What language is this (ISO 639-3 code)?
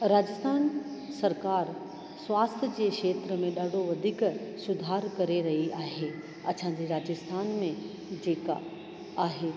snd